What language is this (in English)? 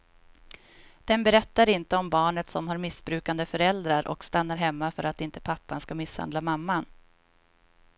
Swedish